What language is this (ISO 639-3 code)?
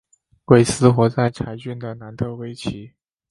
zho